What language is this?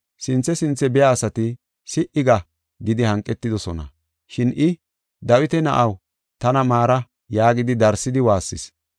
Gofa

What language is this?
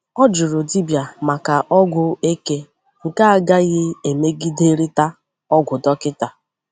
Igbo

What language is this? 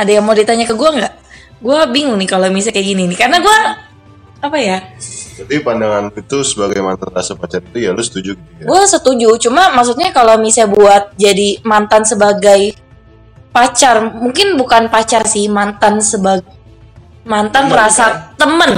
Indonesian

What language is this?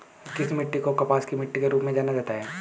Hindi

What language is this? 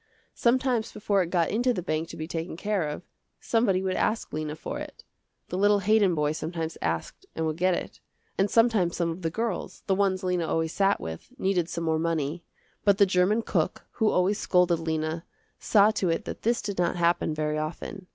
English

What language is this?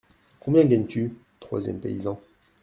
French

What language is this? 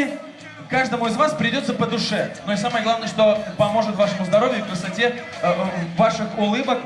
Russian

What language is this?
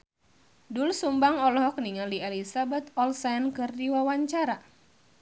Sundanese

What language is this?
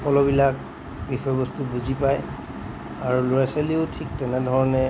Assamese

